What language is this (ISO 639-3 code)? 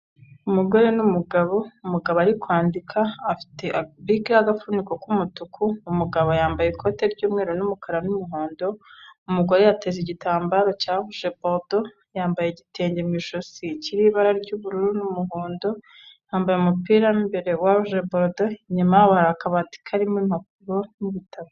kin